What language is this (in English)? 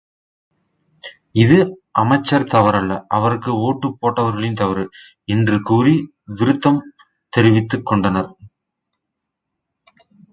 Tamil